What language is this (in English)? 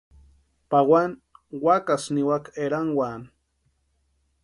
Western Highland Purepecha